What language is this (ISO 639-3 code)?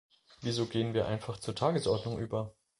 deu